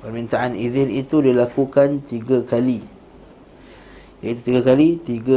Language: Malay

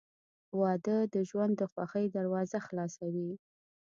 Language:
Pashto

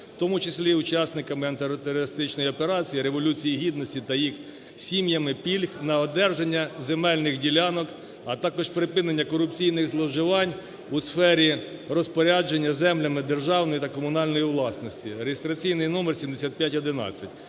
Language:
Ukrainian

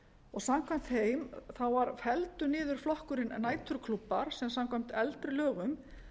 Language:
Icelandic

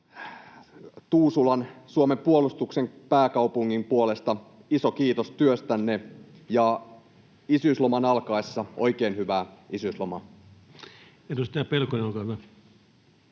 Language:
Finnish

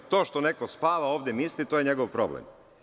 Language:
Serbian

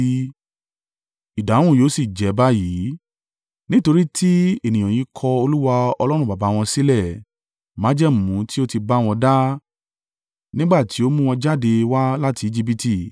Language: Yoruba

